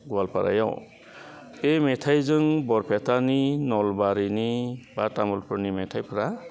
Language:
Bodo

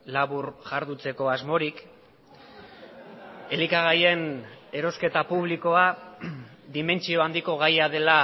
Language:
Basque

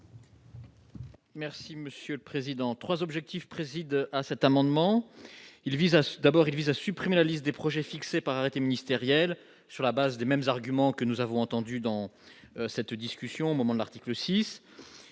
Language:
French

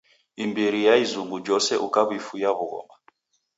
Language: Taita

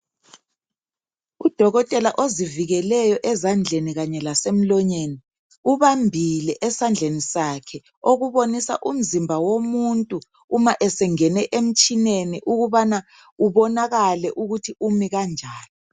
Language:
North Ndebele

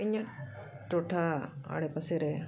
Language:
Santali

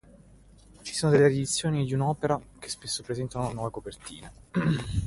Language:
Italian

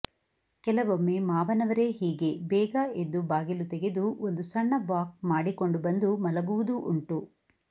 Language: Kannada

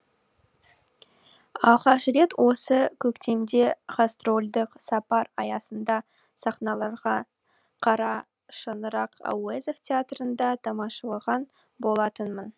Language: Kazakh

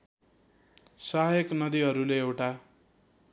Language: Nepali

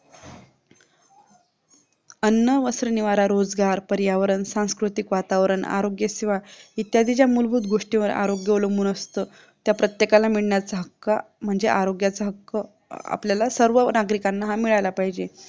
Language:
Marathi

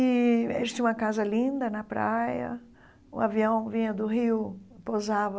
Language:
Portuguese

